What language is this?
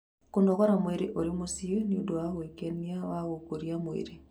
Kikuyu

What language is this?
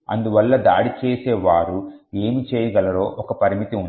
Telugu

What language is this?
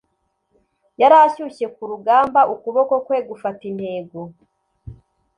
Kinyarwanda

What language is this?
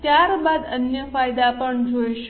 Gujarati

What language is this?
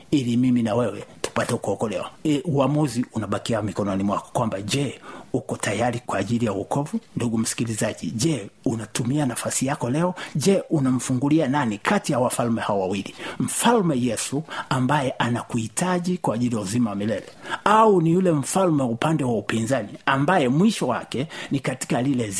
Swahili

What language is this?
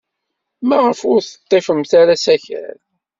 Kabyle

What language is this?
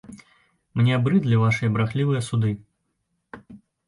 Belarusian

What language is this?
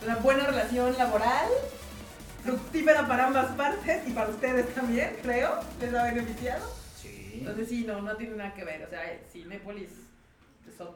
Spanish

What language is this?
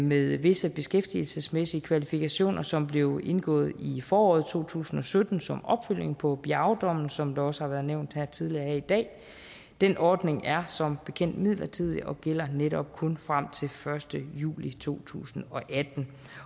Danish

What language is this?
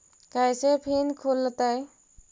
Magahi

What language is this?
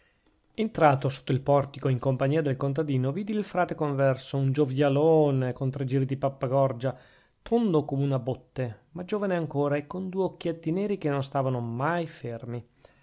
Italian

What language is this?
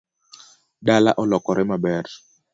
Luo (Kenya and Tanzania)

